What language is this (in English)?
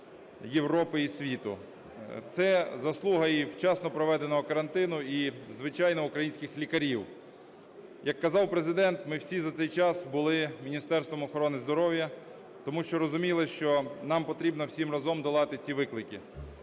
Ukrainian